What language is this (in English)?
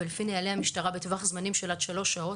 Hebrew